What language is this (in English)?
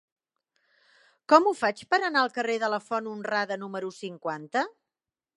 Catalan